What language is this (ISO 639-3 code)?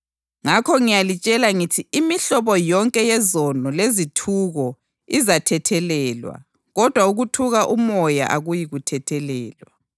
nde